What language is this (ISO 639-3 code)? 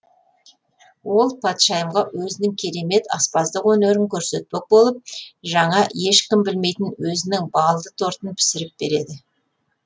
kaz